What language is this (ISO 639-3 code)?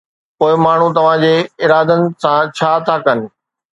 snd